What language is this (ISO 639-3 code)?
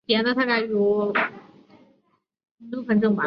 zho